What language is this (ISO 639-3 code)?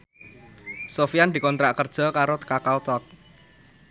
jav